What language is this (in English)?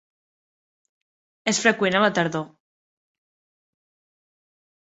Catalan